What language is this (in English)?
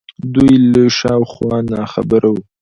Pashto